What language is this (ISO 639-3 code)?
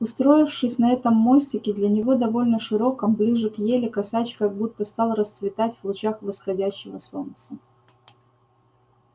rus